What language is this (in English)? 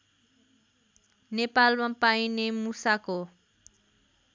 Nepali